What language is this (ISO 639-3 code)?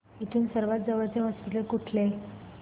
mar